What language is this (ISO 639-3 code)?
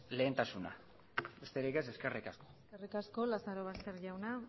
eus